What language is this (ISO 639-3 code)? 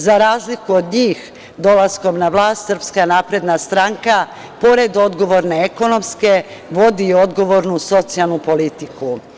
srp